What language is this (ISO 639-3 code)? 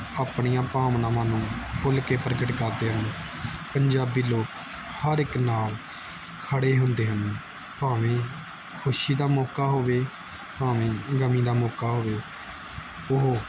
pan